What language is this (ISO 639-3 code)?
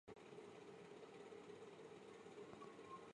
zho